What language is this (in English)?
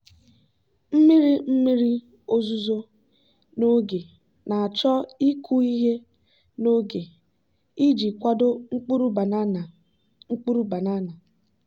Igbo